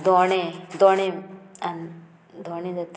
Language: Konkani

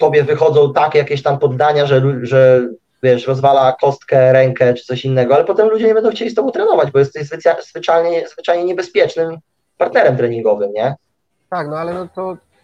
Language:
Polish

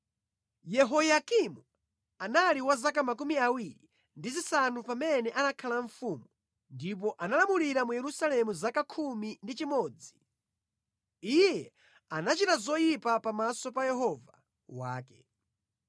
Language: Nyanja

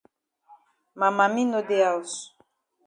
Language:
Cameroon Pidgin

